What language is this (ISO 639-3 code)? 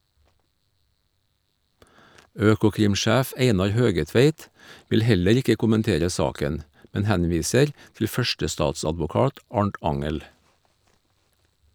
nor